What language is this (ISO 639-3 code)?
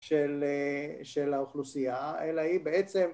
heb